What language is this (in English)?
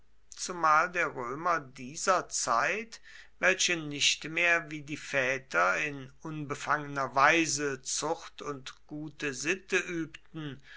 German